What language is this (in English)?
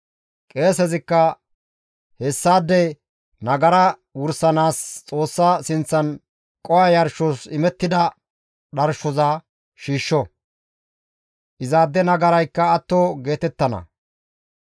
Gamo